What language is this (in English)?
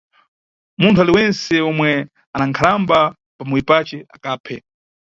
Nyungwe